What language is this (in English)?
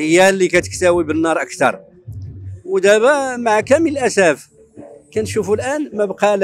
Arabic